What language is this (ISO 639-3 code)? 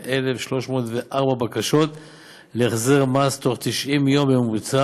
heb